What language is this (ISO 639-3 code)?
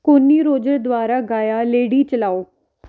pan